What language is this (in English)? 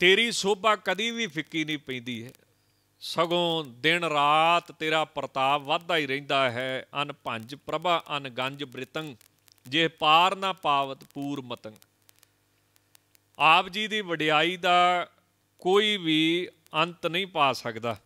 Hindi